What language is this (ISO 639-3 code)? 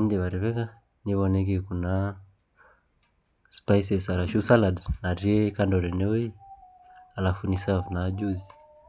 mas